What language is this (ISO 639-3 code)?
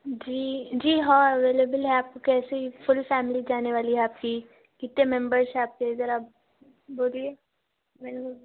urd